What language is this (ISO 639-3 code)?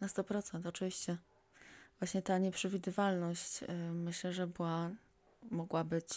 pol